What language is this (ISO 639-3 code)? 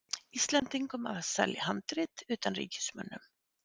isl